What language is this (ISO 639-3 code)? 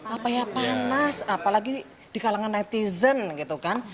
ind